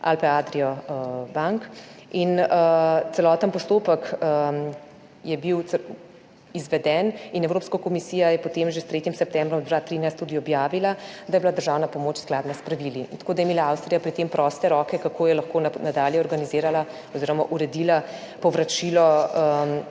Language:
Slovenian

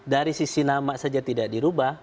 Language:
Indonesian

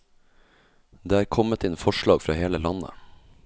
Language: Norwegian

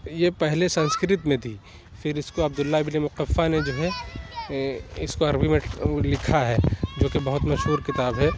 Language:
Urdu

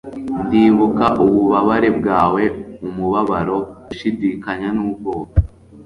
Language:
Kinyarwanda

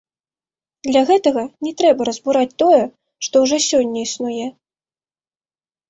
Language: Belarusian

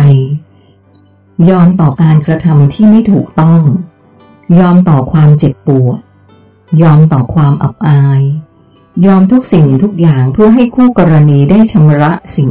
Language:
Thai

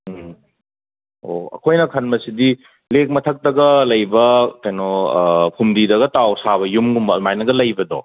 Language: Manipuri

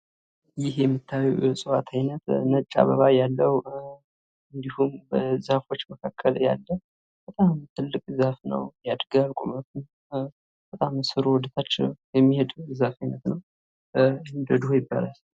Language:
Amharic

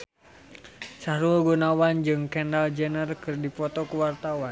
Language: Sundanese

